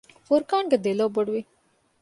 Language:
Divehi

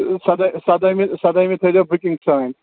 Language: Kashmiri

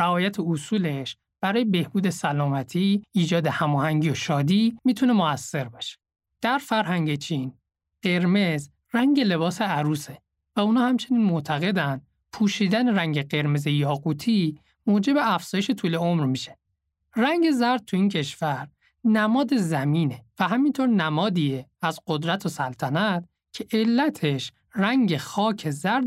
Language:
Persian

